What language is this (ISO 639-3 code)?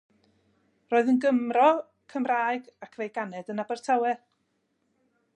cym